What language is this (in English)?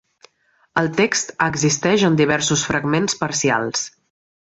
Catalan